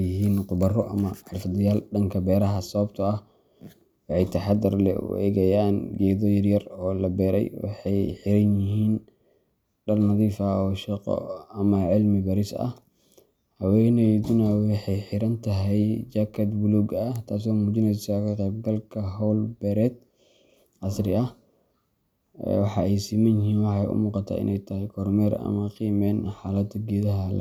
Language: Somali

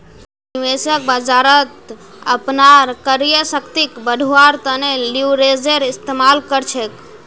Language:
Magahi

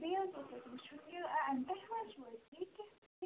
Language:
Kashmiri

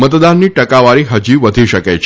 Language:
Gujarati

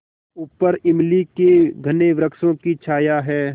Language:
Hindi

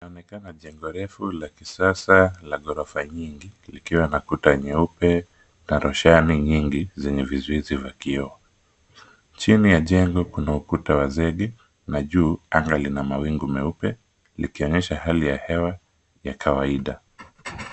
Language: Swahili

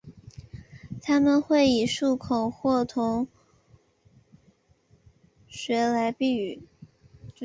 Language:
Chinese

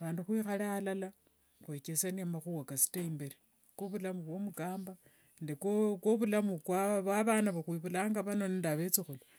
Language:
Wanga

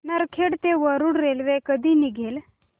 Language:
Marathi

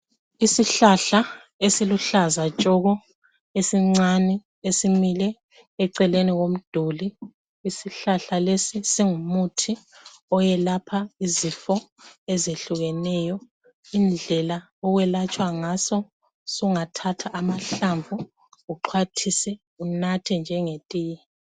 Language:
North Ndebele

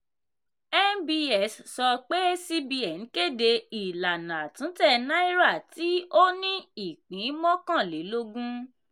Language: Yoruba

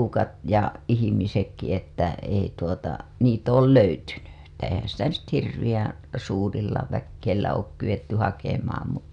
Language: Finnish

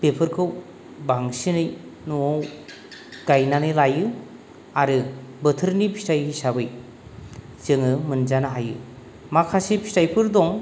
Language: Bodo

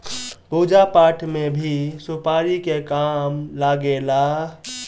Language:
Bhojpuri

